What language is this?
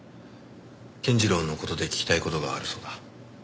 Japanese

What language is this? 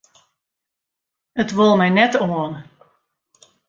Western Frisian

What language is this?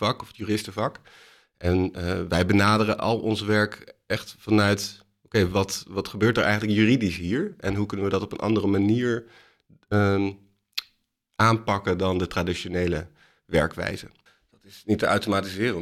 Dutch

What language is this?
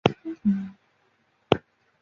Chinese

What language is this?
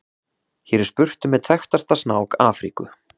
Icelandic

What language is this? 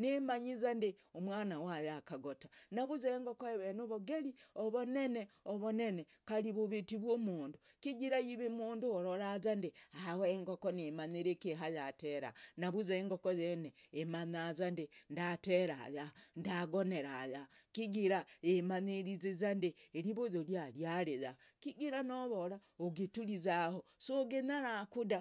Logooli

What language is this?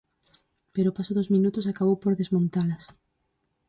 Galician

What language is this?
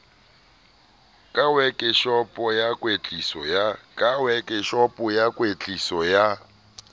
Southern Sotho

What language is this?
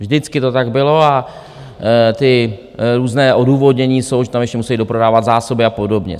Czech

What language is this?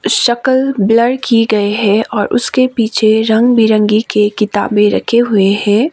Hindi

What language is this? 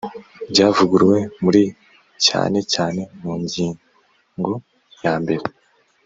Kinyarwanda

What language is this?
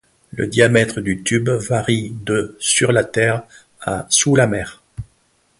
French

